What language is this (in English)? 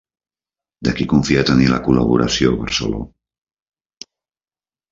Catalan